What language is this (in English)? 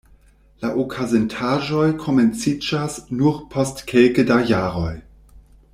Esperanto